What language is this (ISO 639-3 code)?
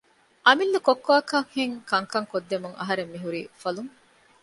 div